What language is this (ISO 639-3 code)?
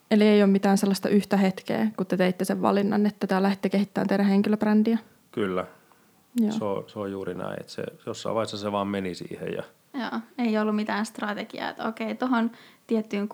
fin